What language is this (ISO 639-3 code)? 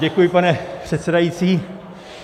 ces